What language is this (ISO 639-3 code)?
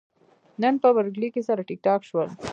pus